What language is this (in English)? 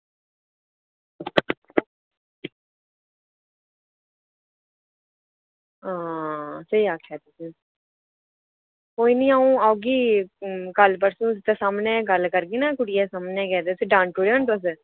Dogri